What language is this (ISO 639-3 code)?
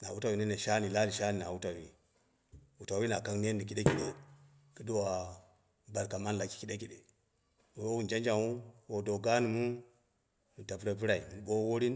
kna